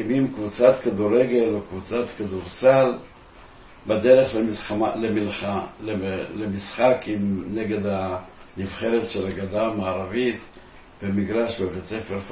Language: Hebrew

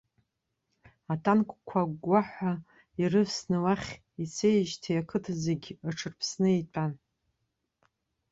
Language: Abkhazian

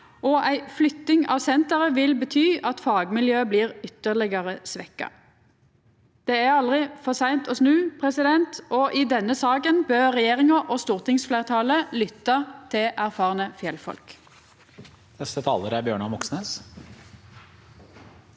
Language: Norwegian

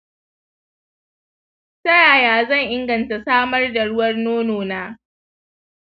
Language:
Hausa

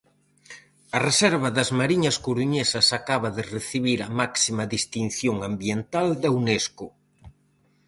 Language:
Galician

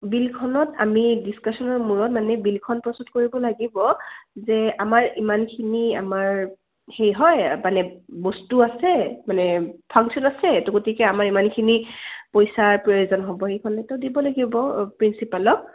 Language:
Assamese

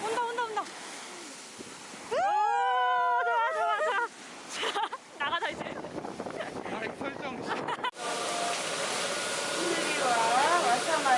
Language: Korean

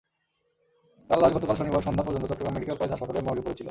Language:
Bangla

